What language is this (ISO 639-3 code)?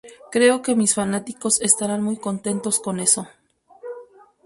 spa